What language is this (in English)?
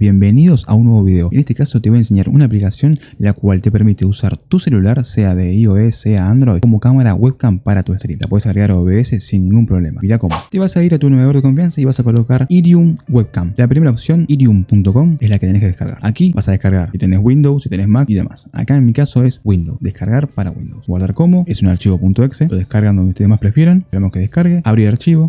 Spanish